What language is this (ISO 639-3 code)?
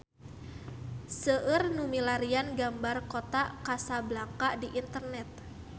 sun